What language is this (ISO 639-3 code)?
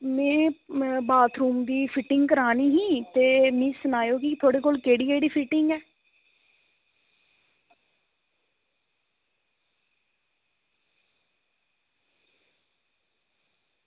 doi